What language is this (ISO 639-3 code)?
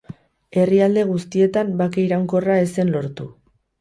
eus